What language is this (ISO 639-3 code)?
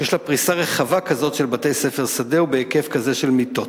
heb